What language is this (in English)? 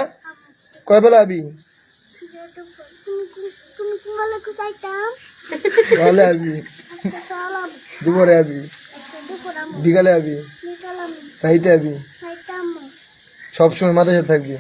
Bangla